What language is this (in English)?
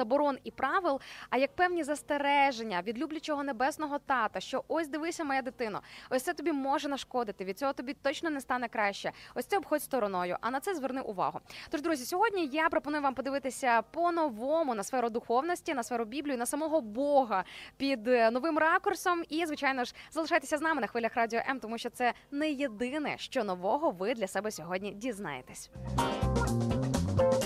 Ukrainian